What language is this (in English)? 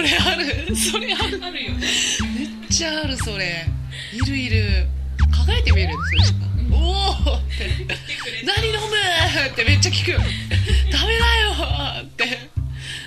Japanese